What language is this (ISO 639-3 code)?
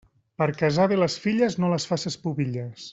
cat